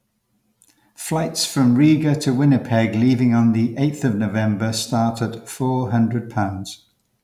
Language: English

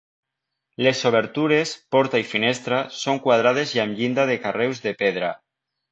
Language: Catalan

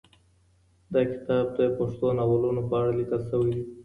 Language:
Pashto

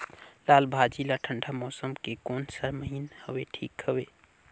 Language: Chhattisgarhi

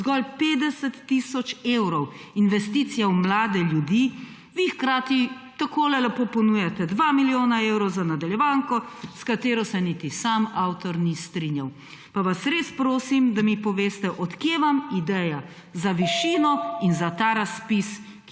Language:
Slovenian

